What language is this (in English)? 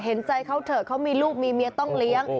Thai